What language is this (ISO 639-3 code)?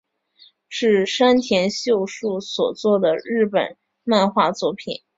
zho